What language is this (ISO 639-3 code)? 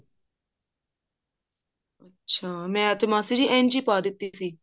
pan